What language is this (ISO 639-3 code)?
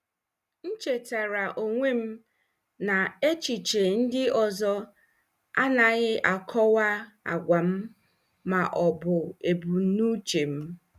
ibo